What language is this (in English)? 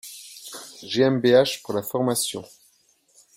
French